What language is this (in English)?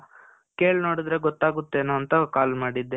Kannada